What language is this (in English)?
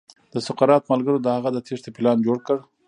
Pashto